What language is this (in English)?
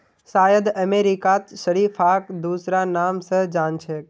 Magahi